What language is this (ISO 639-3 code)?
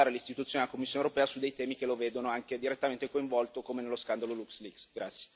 ita